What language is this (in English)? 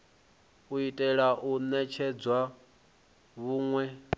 Venda